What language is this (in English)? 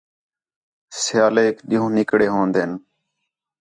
Khetrani